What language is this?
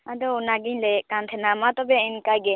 Santali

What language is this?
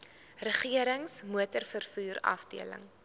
Afrikaans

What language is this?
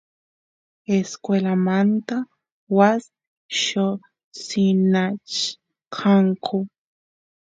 Santiago del Estero Quichua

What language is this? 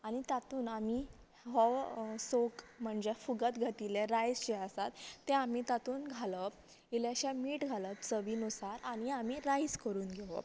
Konkani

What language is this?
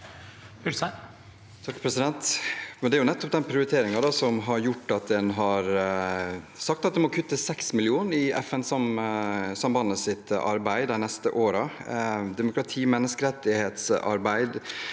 Norwegian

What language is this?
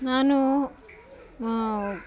Kannada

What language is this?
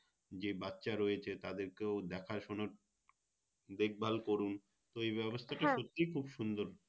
Bangla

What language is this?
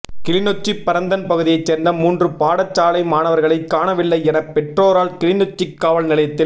Tamil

